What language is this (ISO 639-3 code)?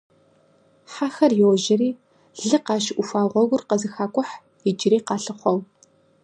kbd